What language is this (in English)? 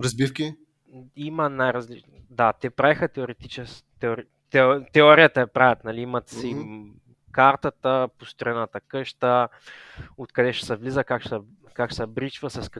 Bulgarian